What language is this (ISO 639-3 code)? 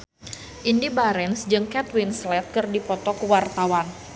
sun